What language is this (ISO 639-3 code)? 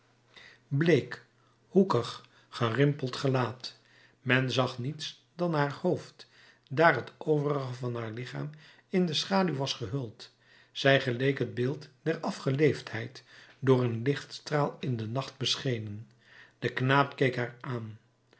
nld